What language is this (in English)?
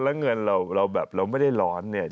Thai